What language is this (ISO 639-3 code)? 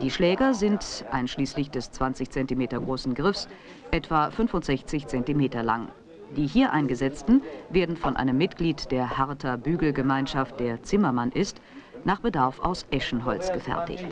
deu